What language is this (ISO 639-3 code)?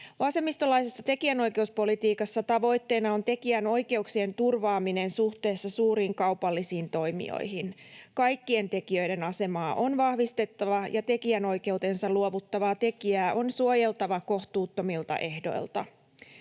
fin